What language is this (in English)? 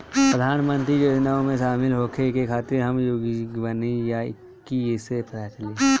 Bhojpuri